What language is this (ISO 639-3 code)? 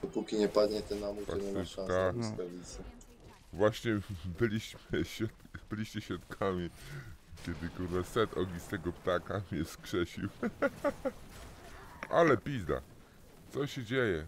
pol